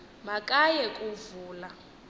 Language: Xhosa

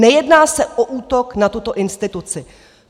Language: Czech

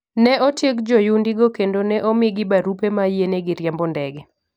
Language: Luo (Kenya and Tanzania)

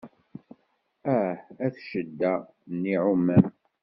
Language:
Kabyle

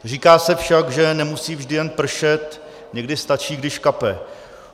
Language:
Czech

